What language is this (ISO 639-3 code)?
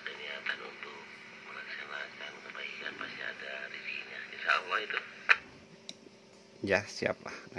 ind